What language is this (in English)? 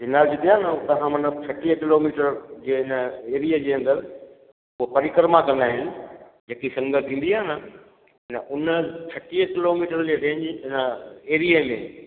Sindhi